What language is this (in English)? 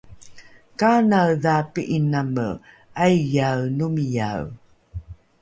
Rukai